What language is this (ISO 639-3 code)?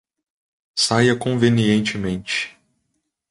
por